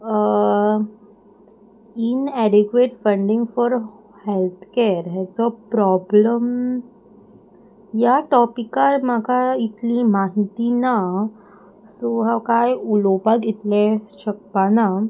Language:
Konkani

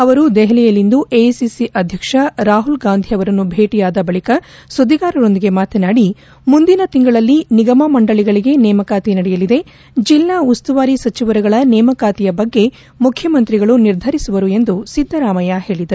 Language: Kannada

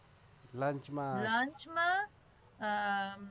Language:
Gujarati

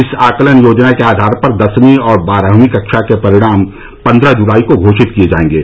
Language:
Hindi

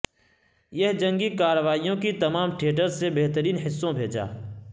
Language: Urdu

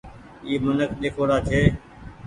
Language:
Goaria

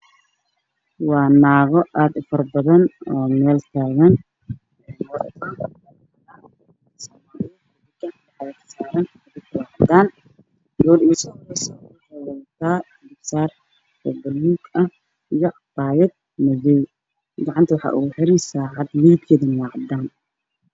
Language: Somali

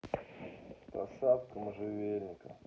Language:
Russian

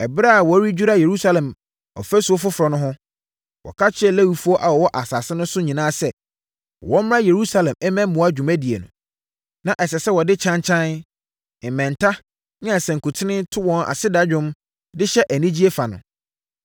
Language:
Akan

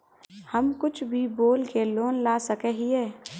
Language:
Magahi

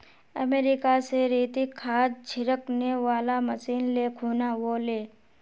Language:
Magahi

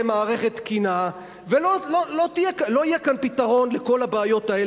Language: Hebrew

